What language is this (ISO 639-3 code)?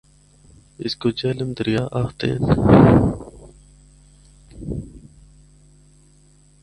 hno